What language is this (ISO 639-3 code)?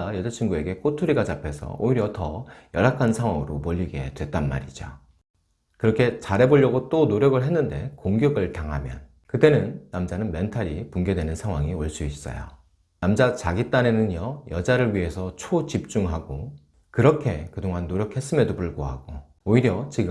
kor